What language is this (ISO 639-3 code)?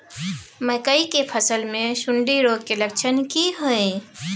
mai